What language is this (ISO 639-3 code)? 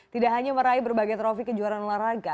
ind